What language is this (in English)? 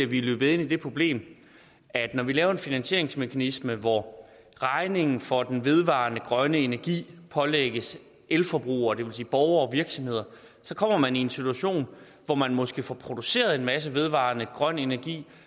Danish